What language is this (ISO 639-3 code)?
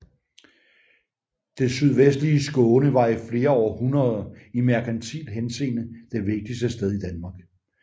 dan